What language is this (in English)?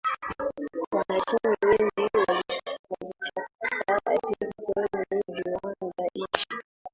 Swahili